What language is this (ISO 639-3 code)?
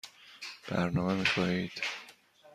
fas